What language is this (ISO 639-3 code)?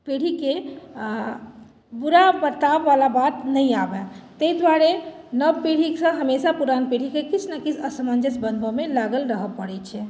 mai